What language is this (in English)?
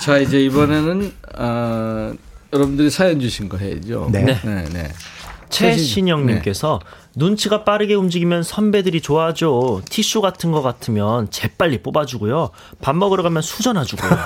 Korean